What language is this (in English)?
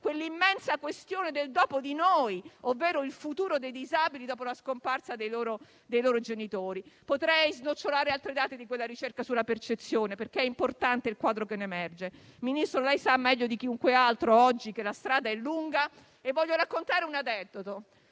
Italian